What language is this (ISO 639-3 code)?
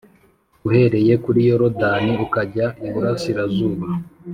kin